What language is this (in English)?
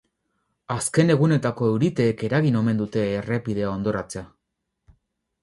Basque